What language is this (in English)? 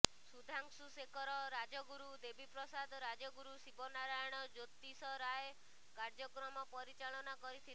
Odia